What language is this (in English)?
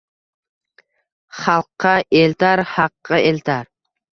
Uzbek